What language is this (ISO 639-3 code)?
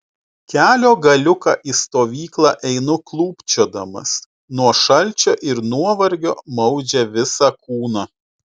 lit